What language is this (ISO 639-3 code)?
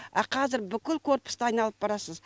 kaz